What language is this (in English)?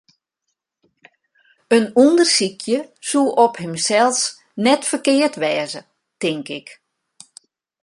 Western Frisian